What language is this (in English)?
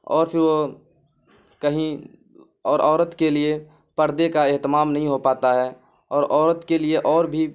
Urdu